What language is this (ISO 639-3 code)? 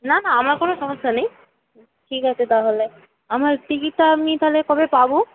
ben